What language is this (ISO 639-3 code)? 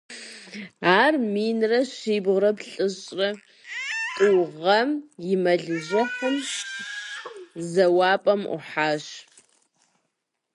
kbd